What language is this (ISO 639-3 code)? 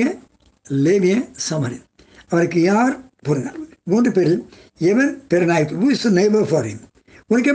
tam